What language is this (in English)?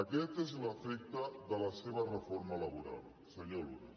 Catalan